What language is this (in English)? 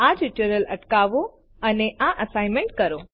Gujarati